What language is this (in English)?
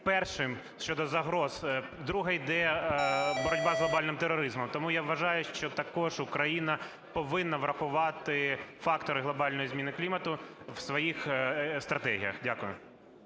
Ukrainian